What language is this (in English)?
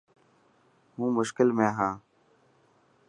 Dhatki